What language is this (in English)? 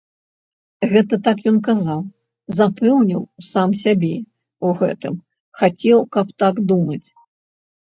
Belarusian